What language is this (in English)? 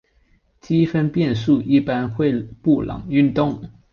Chinese